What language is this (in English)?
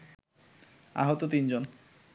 Bangla